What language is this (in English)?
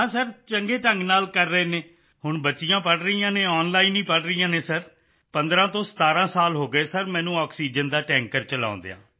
Punjabi